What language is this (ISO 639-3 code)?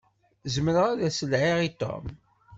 kab